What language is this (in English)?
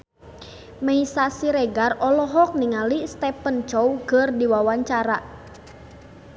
Sundanese